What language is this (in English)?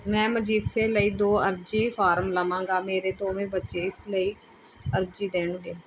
Punjabi